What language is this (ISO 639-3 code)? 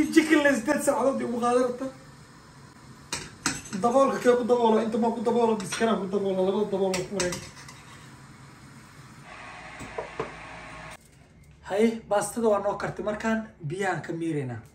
ara